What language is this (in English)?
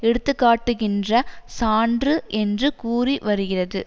Tamil